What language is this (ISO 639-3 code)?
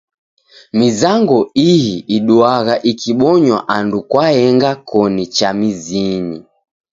dav